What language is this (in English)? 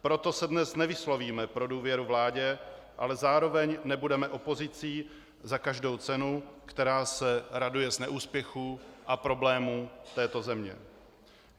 Czech